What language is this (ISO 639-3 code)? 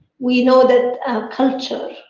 eng